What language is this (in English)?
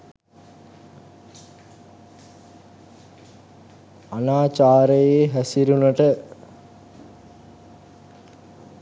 Sinhala